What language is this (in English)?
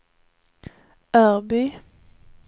Swedish